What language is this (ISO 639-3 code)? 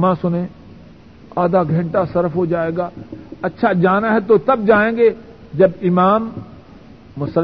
urd